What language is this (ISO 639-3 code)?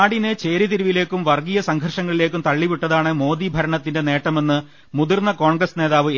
mal